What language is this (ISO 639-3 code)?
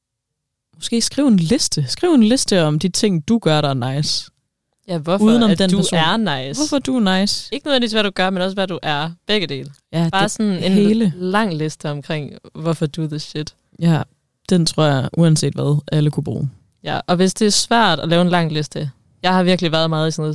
dan